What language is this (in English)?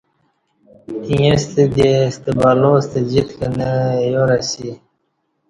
Kati